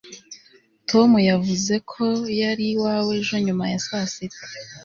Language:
Kinyarwanda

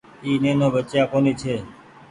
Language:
Goaria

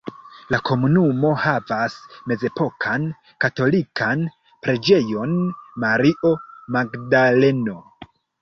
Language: Esperanto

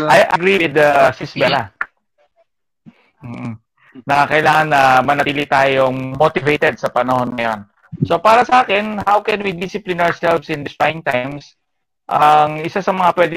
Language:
Filipino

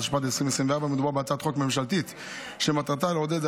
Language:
Hebrew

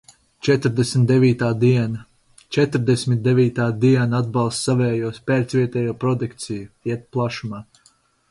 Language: Latvian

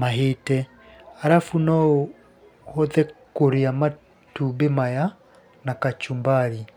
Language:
Kikuyu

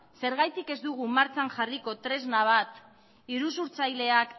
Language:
Basque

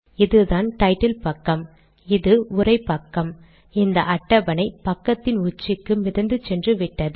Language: Tamil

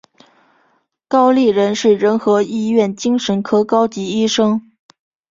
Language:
Chinese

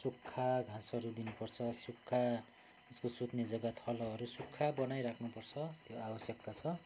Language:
Nepali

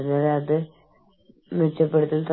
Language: Malayalam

